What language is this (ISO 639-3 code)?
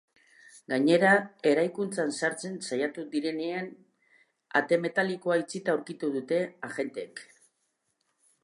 eus